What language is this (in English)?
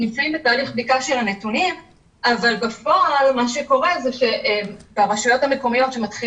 Hebrew